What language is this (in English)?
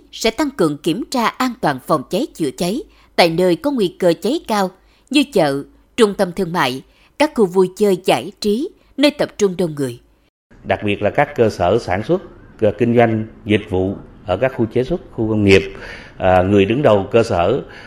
Vietnamese